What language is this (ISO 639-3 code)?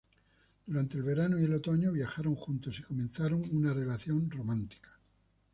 spa